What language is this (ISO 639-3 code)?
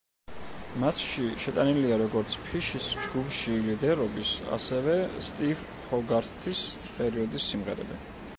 kat